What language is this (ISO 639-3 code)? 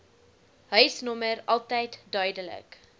afr